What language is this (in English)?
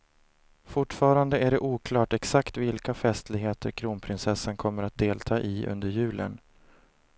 Swedish